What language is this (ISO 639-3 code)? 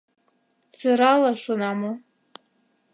chm